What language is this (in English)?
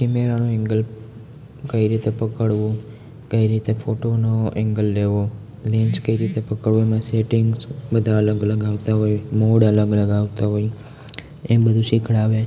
Gujarati